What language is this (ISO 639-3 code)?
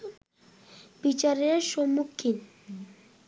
ben